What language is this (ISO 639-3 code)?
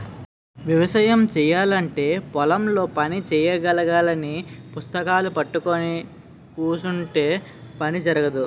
tel